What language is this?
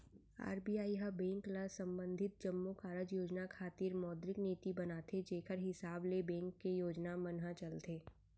Chhattisgarhi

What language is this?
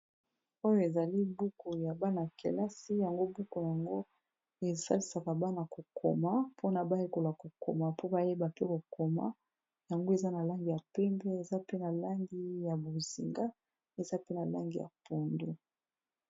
Lingala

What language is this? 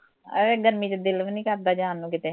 Punjabi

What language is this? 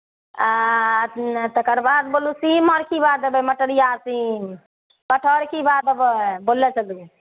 Maithili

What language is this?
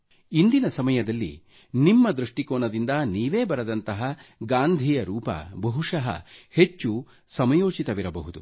Kannada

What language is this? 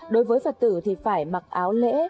Vietnamese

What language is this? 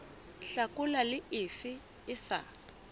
Southern Sotho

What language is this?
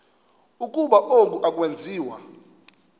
Xhosa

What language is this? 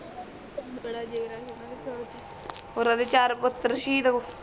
Punjabi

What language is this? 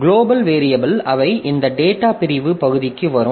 Tamil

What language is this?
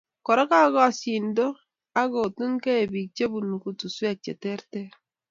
Kalenjin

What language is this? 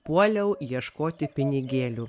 Lithuanian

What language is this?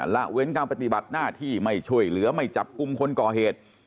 Thai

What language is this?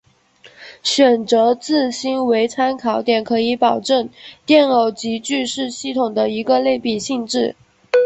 Chinese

